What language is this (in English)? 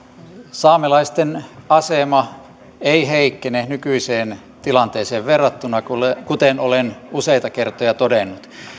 Finnish